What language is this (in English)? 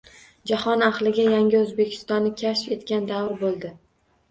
Uzbek